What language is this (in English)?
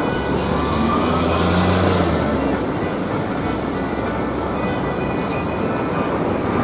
Japanese